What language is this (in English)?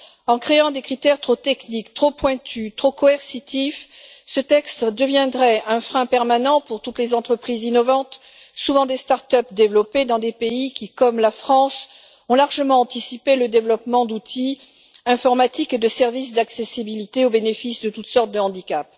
French